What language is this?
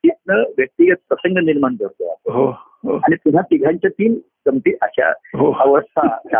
Marathi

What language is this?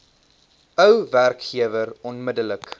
Afrikaans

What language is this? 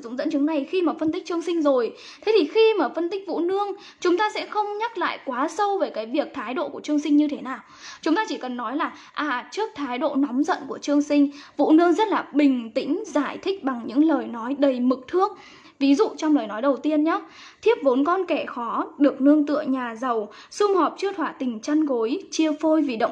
Vietnamese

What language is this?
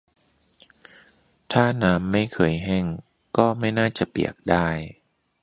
Thai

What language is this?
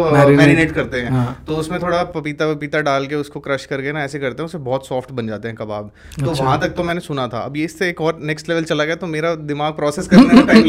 Hindi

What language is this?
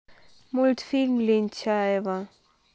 Russian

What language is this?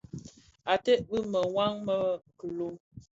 Bafia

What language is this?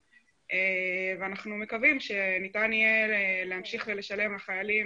Hebrew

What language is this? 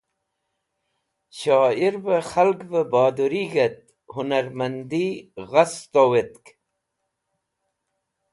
Wakhi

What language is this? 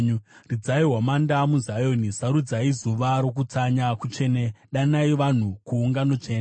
Shona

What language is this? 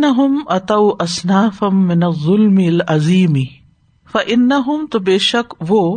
Urdu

